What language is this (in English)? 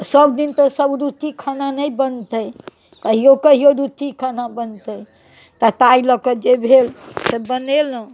Maithili